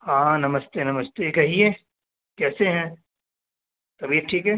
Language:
Urdu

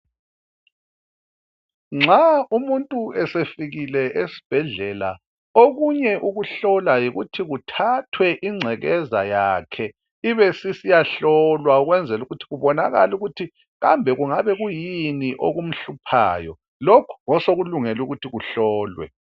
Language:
North Ndebele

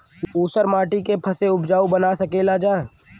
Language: Bhojpuri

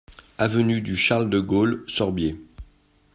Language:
French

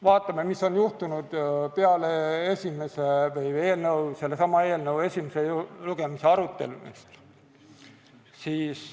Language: Estonian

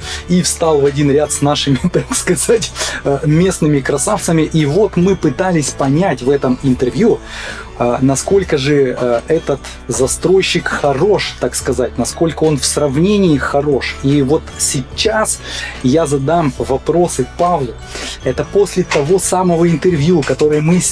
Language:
Russian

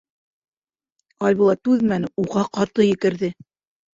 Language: Bashkir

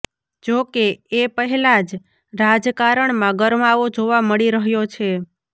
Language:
Gujarati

